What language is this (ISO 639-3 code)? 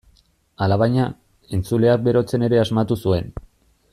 eus